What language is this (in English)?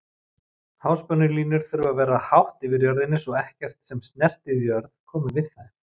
Icelandic